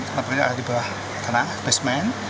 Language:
Indonesian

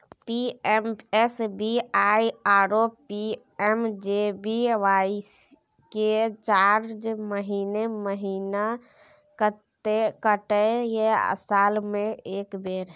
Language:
Maithili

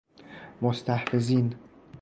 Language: Persian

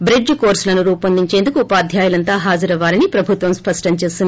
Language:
Telugu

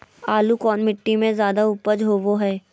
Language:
Magahi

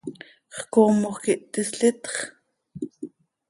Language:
Seri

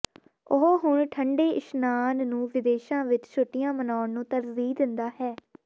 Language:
Punjabi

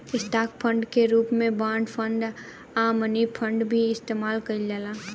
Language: Bhojpuri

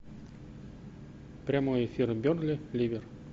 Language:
Russian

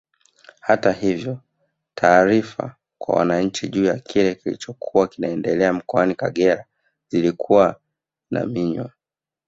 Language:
Swahili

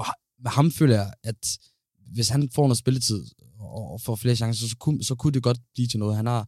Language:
Danish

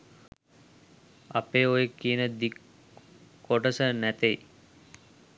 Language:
Sinhala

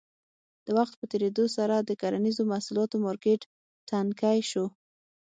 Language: Pashto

